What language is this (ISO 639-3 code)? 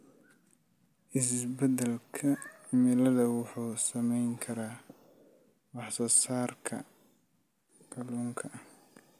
som